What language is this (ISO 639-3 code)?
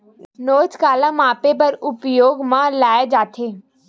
hne